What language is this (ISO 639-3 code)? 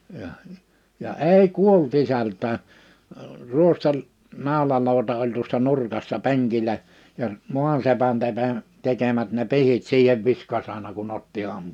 fin